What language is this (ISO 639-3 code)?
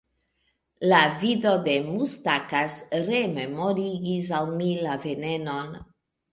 epo